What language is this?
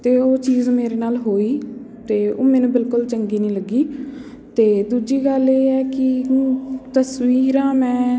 Punjabi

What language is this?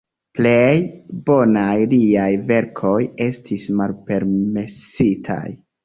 Esperanto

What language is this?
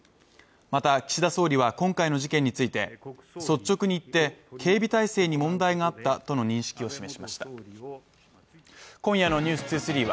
Japanese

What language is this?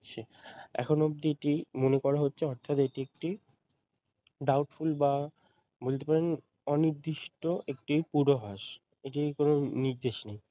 Bangla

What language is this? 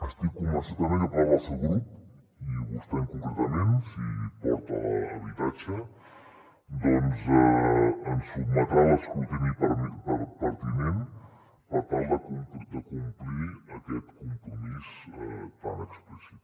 Catalan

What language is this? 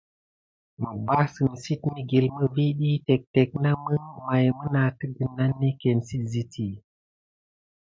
Gidar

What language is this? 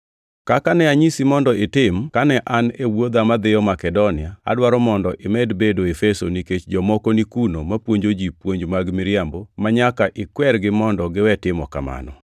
Luo (Kenya and Tanzania)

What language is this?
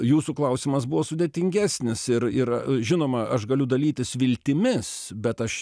Lithuanian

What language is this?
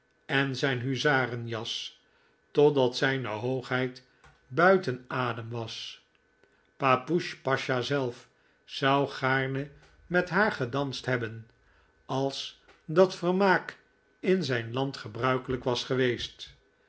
Dutch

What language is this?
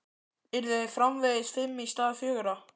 Icelandic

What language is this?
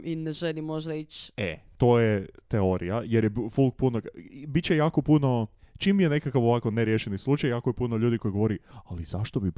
Croatian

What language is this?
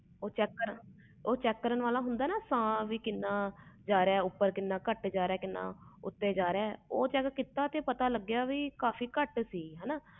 Punjabi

